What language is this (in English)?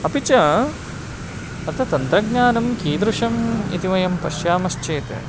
Sanskrit